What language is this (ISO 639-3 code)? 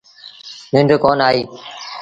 sbn